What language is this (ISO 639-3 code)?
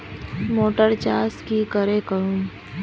mag